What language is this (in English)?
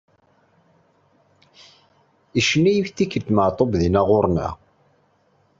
Kabyle